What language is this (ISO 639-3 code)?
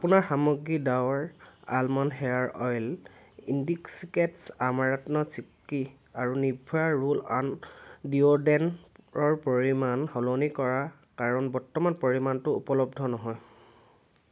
asm